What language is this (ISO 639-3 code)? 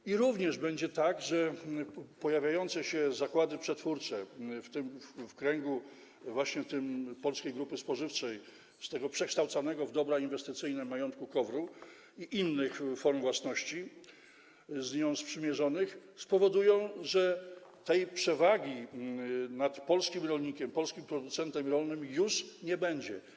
pol